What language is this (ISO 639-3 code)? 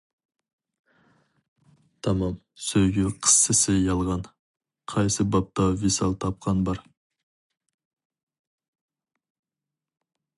uig